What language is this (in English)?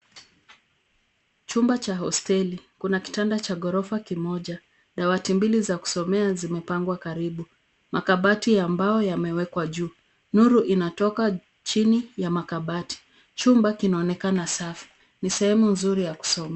Swahili